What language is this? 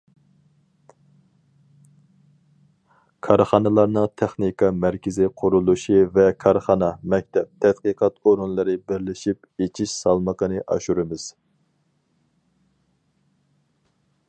Uyghur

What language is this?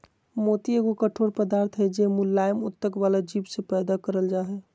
Magahi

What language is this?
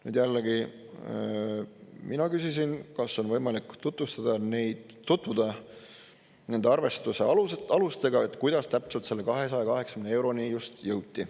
Estonian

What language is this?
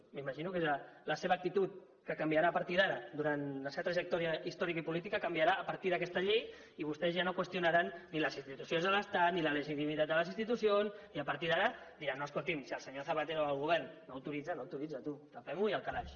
Catalan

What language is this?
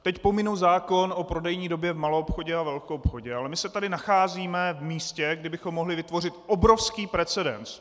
Czech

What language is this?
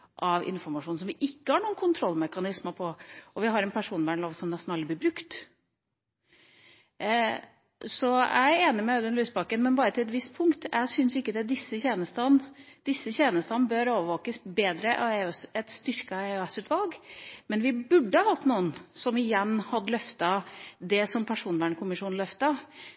Norwegian Bokmål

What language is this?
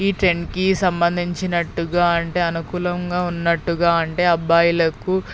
Telugu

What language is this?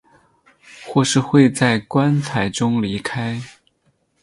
Chinese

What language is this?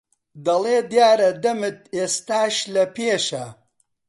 Central Kurdish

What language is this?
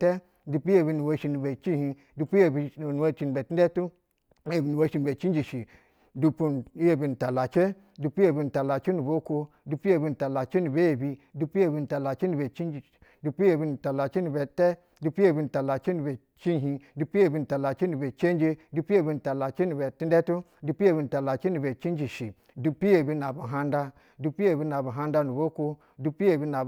Basa (Nigeria)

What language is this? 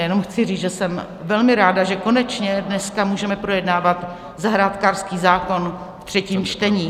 Czech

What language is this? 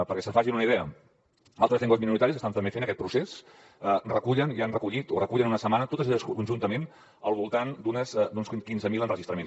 Catalan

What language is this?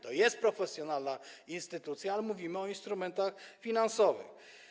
Polish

